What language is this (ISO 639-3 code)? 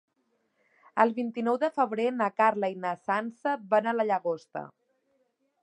cat